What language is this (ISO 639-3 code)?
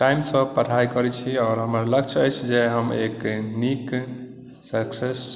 mai